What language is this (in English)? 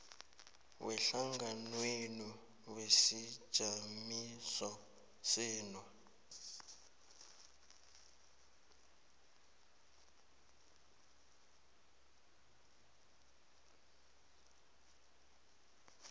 South Ndebele